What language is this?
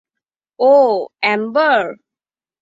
Bangla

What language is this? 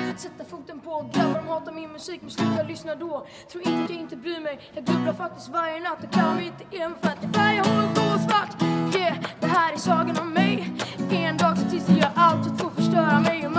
Swedish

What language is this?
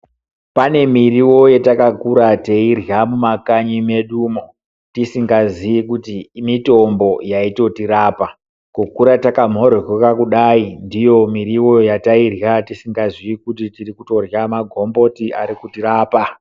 Ndau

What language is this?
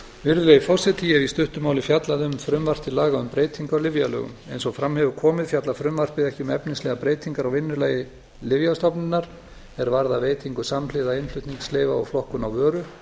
Icelandic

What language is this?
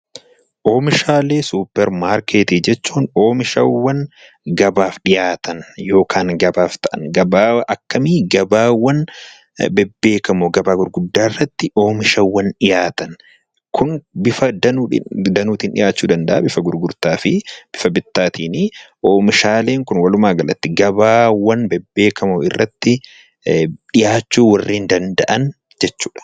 Oromo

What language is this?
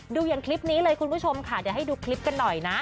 Thai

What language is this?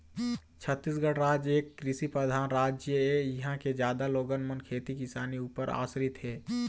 Chhattisgarhi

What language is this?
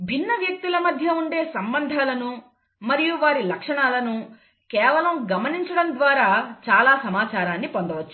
Telugu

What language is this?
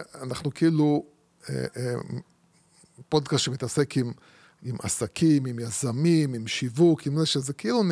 Hebrew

